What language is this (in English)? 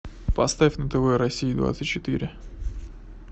Russian